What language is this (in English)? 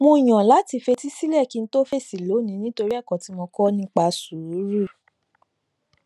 Yoruba